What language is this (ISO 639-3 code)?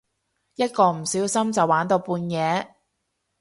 yue